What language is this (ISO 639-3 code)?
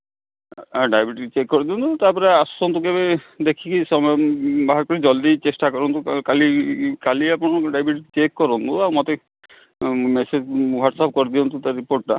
ori